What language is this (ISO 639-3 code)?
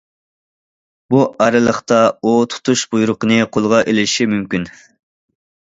uig